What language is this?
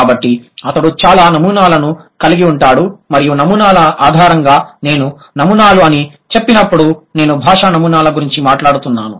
Telugu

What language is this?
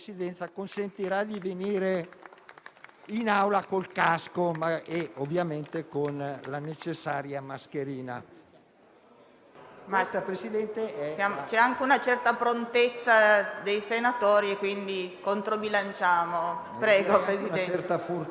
Italian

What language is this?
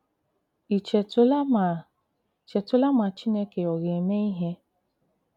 Igbo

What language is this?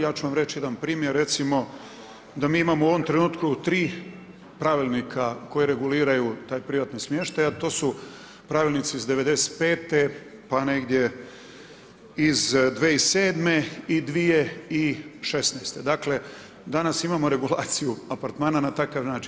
Croatian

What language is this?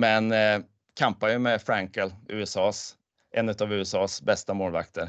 Swedish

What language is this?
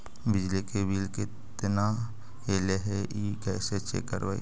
Magahi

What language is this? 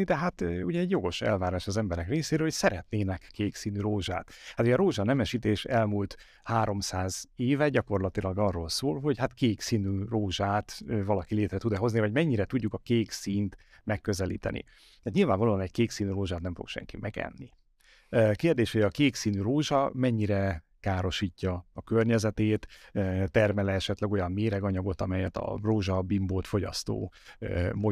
Hungarian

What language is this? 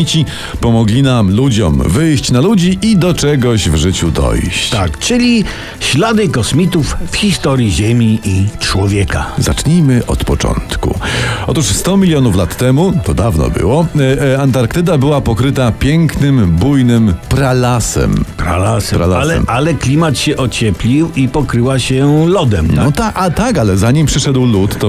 Polish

